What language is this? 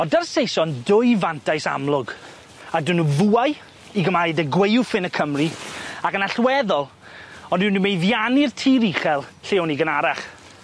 Welsh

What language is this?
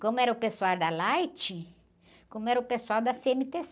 Portuguese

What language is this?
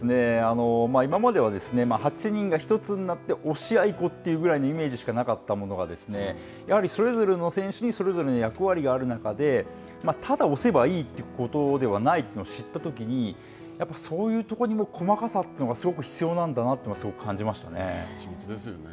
Japanese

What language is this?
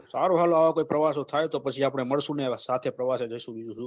Gujarati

